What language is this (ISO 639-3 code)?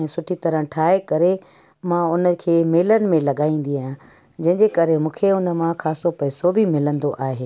snd